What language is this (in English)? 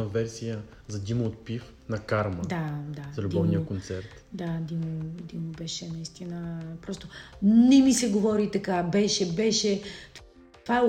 Bulgarian